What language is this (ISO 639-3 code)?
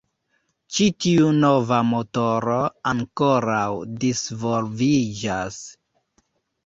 epo